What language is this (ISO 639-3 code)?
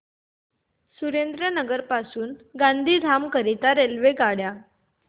mar